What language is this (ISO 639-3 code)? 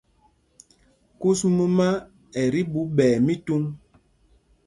mgg